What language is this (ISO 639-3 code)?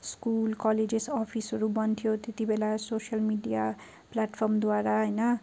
nep